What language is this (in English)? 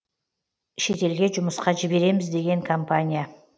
Kazakh